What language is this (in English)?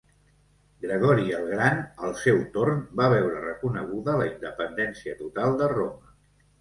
Catalan